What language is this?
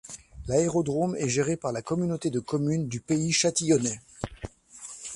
French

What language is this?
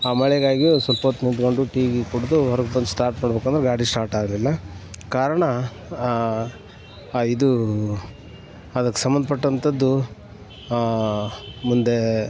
Kannada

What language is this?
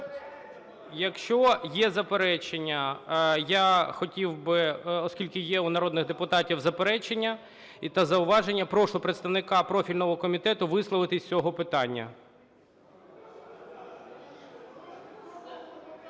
Ukrainian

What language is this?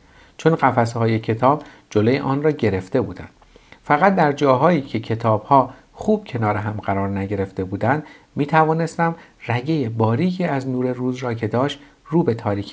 Persian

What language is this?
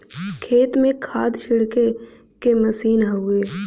Bhojpuri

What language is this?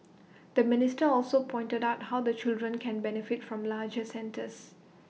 English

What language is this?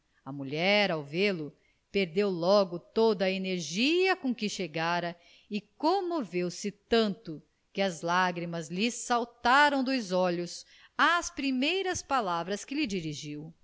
Portuguese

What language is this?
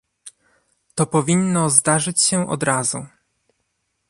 Polish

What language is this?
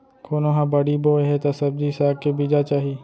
Chhattisgarhi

